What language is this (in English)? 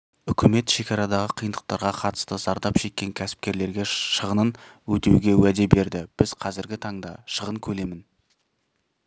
Kazakh